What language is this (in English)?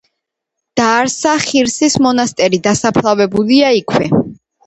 Georgian